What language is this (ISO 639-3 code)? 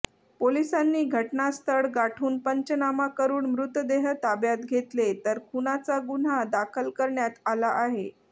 mar